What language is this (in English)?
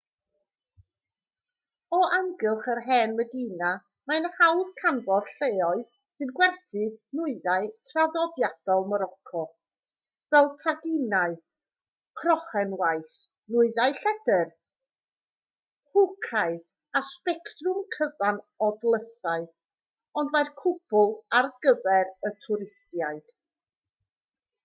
Welsh